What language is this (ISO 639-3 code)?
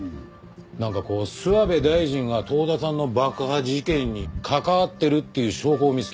jpn